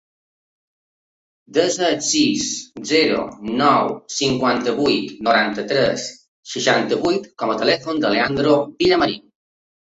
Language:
Catalan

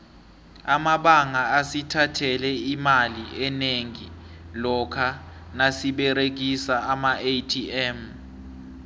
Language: South Ndebele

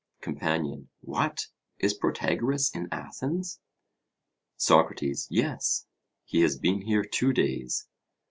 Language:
English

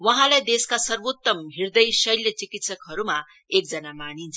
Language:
Nepali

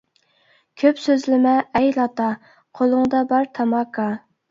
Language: Uyghur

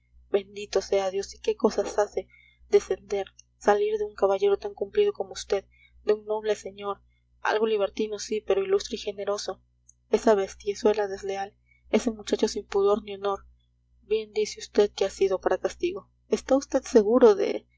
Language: Spanish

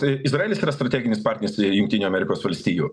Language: Lithuanian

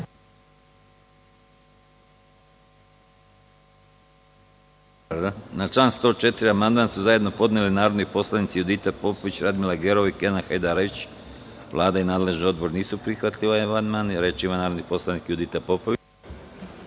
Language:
Serbian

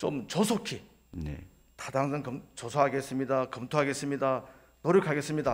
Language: Korean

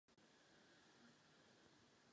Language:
Czech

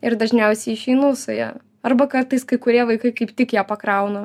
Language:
Lithuanian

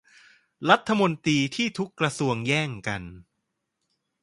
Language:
Thai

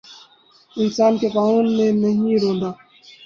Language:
Urdu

